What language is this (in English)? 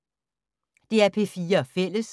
Danish